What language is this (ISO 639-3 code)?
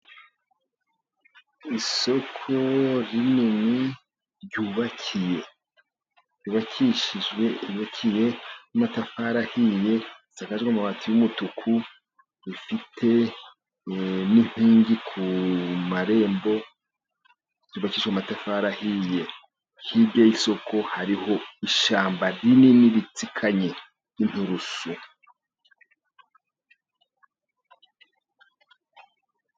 kin